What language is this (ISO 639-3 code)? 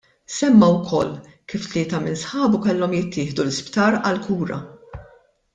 mlt